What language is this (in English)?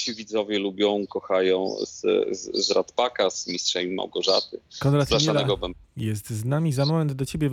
Polish